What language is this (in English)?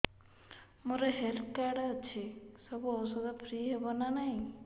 Odia